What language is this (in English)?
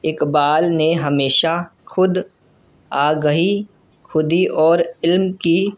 Urdu